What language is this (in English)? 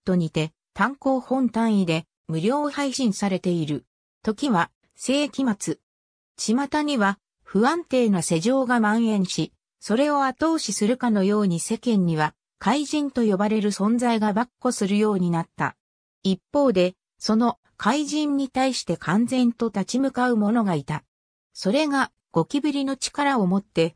Japanese